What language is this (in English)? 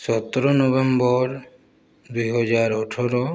Odia